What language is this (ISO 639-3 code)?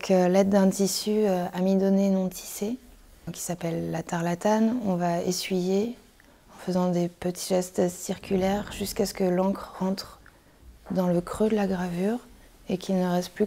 fra